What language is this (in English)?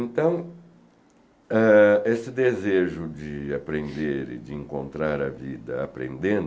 Portuguese